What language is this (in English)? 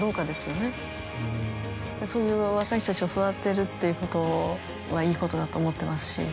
Japanese